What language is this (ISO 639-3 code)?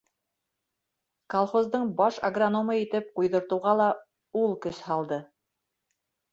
bak